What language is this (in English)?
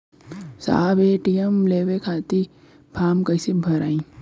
Bhojpuri